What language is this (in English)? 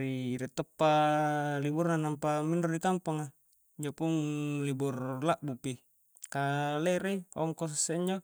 Coastal Konjo